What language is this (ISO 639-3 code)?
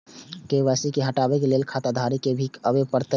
mai